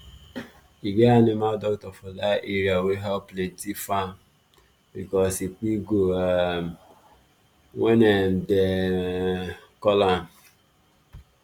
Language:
Nigerian Pidgin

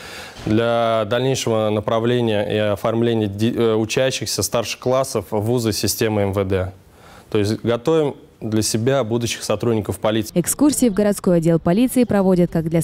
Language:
Russian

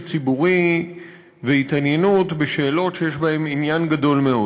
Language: Hebrew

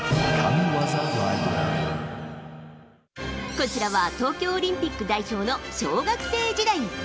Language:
Japanese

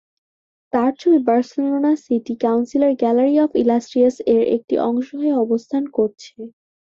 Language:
Bangla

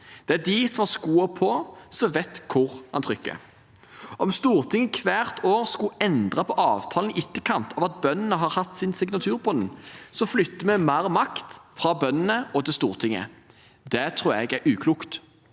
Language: Norwegian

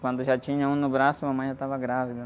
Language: Portuguese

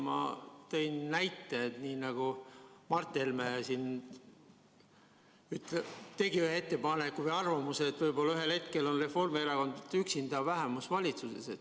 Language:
Estonian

